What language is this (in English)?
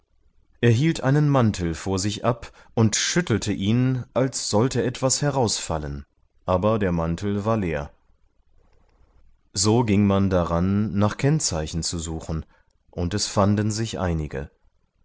German